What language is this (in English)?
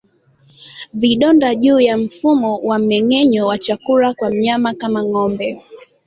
Swahili